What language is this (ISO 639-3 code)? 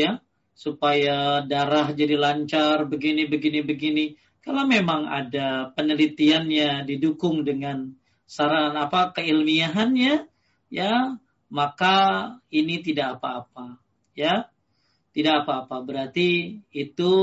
ind